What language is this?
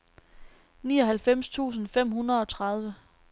Danish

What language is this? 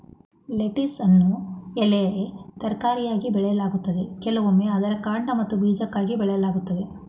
Kannada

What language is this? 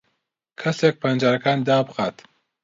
Central Kurdish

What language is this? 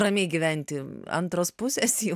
Lithuanian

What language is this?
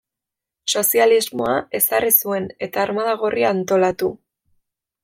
Basque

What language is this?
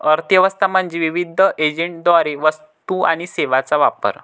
Marathi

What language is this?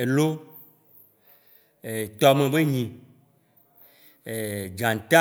Waci Gbe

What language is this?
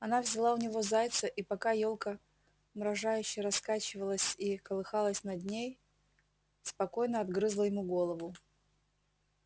Russian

